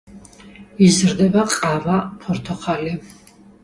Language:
Georgian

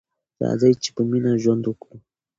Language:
Pashto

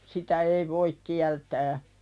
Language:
Finnish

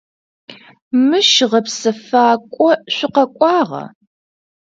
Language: Adyghe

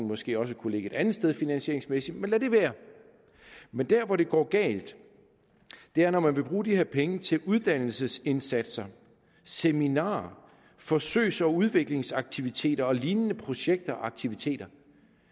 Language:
Danish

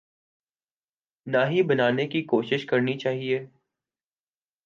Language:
Urdu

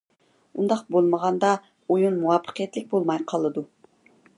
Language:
Uyghur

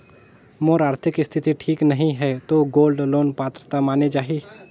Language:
Chhattisgarhi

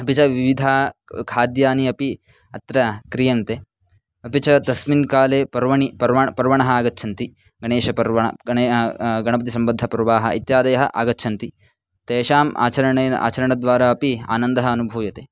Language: Sanskrit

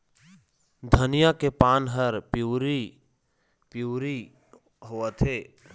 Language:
Chhattisgarhi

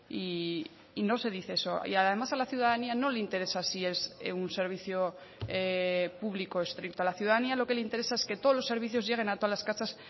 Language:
Spanish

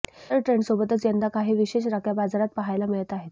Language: Marathi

